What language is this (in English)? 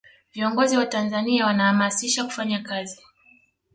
Swahili